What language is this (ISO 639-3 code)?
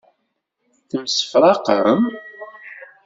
kab